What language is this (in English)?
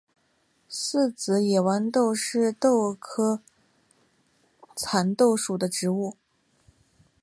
Chinese